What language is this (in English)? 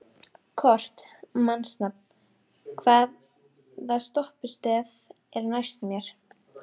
Icelandic